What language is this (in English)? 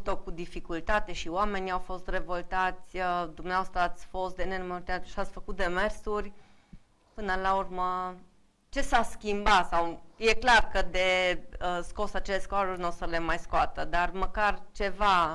Romanian